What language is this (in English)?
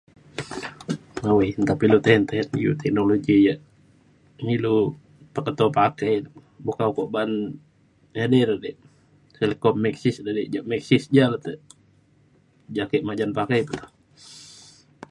Mainstream Kenyah